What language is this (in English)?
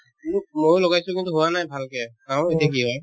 Assamese